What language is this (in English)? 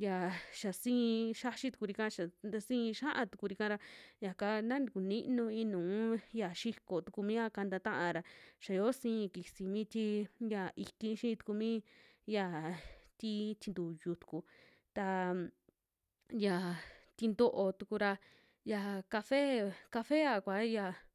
Western Juxtlahuaca Mixtec